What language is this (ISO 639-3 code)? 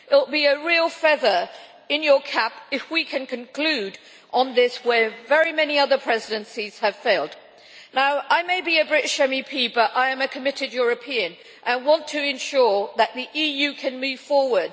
eng